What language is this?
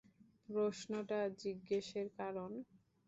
Bangla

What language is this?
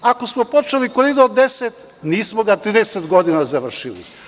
Serbian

